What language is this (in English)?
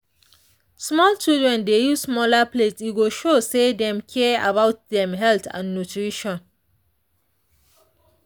Nigerian Pidgin